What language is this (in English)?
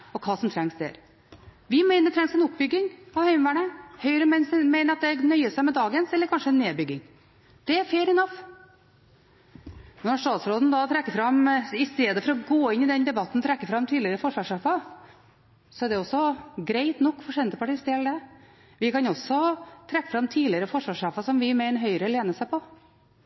Norwegian Bokmål